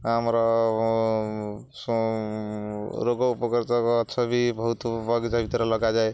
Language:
Odia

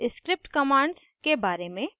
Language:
Hindi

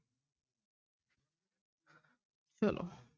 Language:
Punjabi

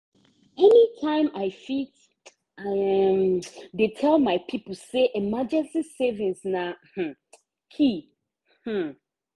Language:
Nigerian Pidgin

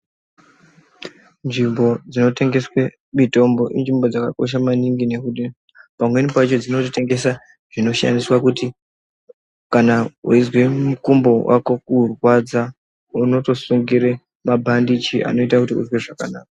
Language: Ndau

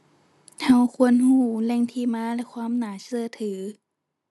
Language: Thai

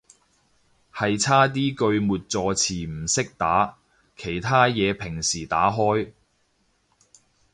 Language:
Cantonese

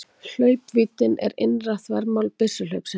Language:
Icelandic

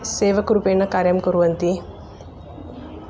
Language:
Sanskrit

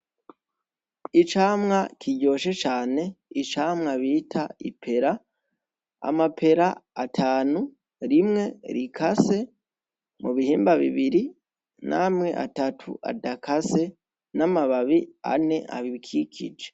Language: Rundi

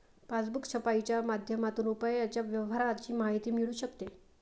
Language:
Marathi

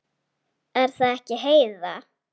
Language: Icelandic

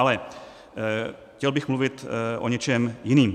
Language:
Czech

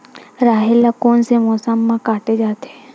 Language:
Chhattisgarhi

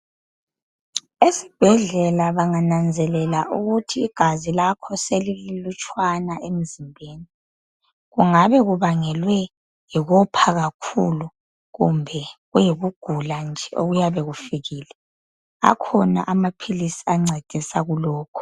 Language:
North Ndebele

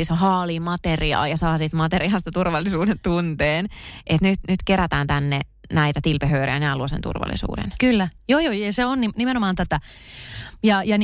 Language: Finnish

